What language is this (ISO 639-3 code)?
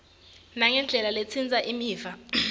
ssw